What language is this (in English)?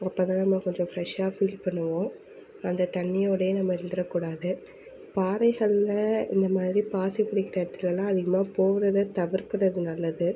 Tamil